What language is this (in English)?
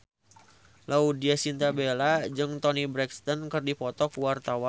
Sundanese